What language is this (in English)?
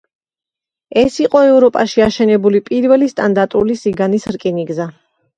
Georgian